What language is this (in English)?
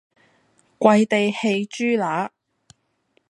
Cantonese